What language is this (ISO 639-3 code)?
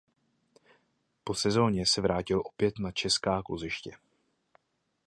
ces